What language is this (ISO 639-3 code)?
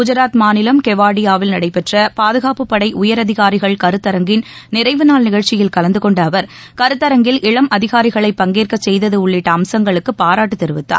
tam